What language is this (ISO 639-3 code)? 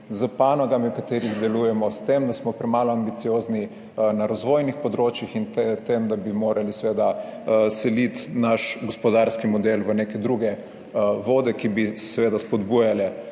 slv